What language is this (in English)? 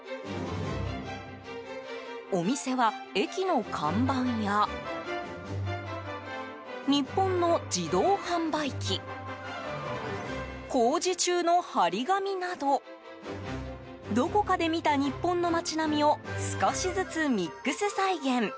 Japanese